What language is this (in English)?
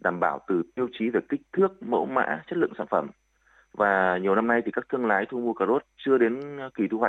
Vietnamese